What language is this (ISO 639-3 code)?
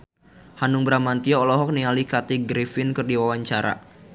sun